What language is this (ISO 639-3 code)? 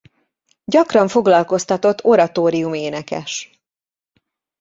hun